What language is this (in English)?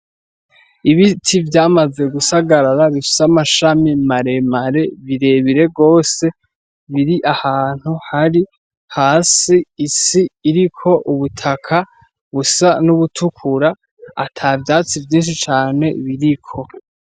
Rundi